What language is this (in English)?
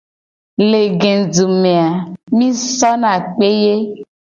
Gen